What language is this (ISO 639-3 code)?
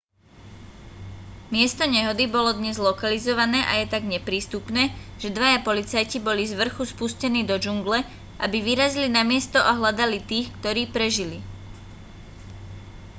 slk